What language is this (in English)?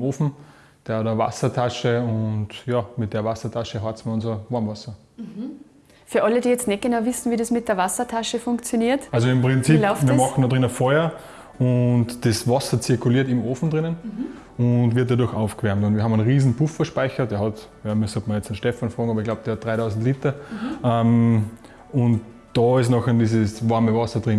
German